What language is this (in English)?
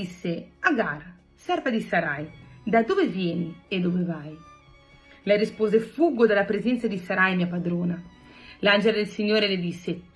Italian